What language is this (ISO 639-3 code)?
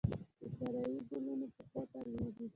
pus